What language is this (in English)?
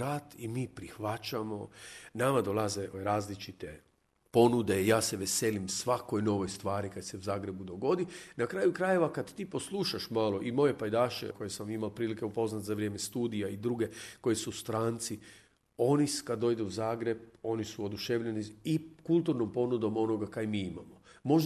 Croatian